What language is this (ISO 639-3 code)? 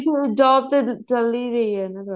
pan